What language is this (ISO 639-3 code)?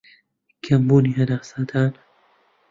ckb